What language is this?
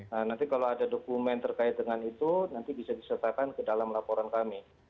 Indonesian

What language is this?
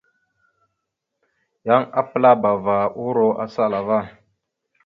Mada (Cameroon)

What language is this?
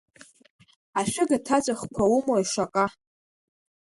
Abkhazian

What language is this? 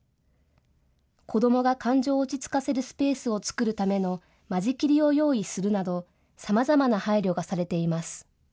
Japanese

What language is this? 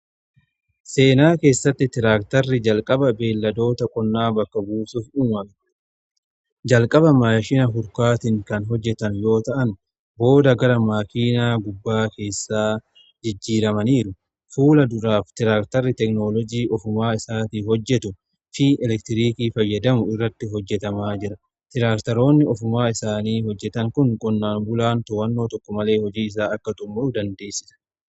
Oromo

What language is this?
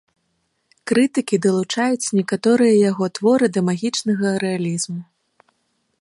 Belarusian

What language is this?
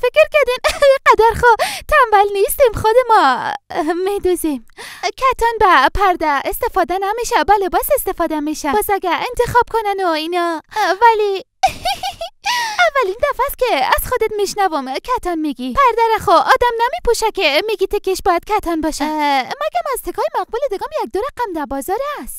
Persian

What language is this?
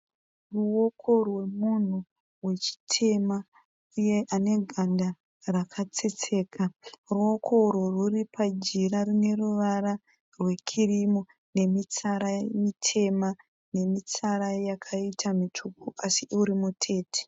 Shona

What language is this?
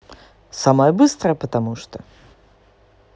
Russian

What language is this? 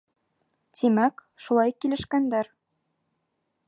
Bashkir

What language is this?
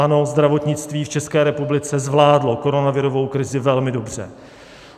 Czech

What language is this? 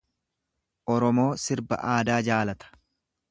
Oromo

